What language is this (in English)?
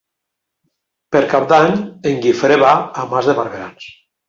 Catalan